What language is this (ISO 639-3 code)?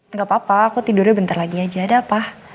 ind